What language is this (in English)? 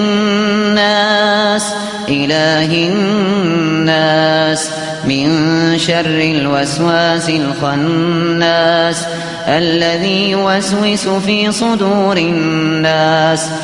Arabic